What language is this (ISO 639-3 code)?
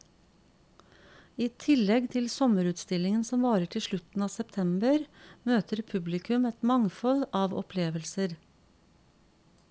nor